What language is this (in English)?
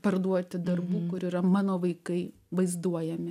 Lithuanian